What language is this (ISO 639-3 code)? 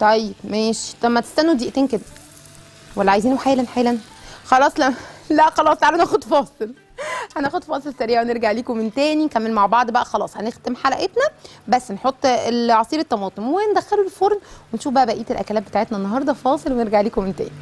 ara